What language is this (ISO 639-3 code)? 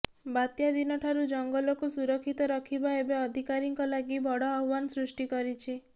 ori